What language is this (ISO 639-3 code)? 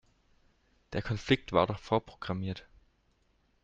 deu